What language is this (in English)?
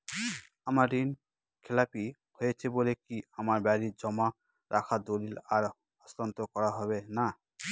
Bangla